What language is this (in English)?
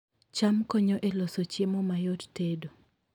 Luo (Kenya and Tanzania)